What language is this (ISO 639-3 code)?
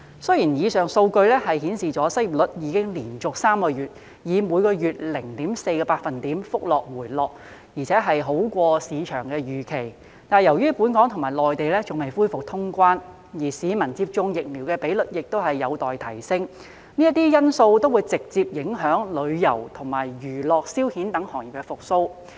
yue